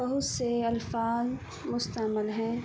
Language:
Urdu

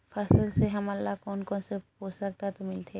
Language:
Chhattisgarhi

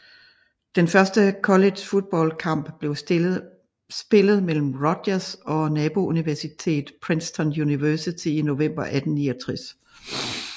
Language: Danish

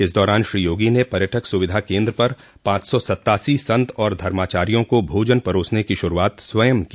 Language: Hindi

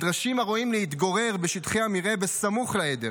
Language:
Hebrew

